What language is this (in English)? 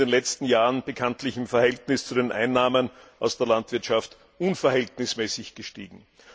German